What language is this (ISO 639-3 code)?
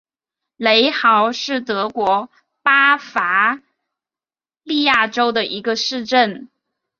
zho